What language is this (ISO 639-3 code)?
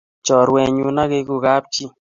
kln